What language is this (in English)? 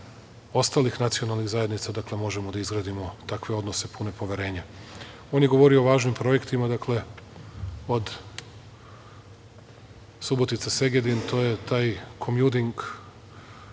Serbian